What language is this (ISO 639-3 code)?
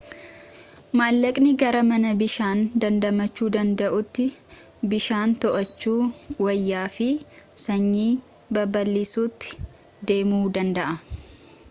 orm